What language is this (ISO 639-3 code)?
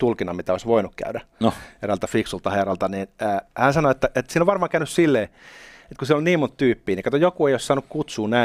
fin